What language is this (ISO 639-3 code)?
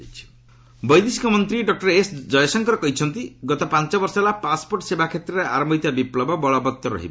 ori